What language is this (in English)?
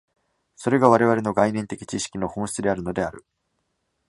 Japanese